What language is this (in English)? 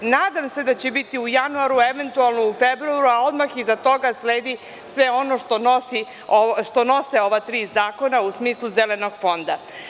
Serbian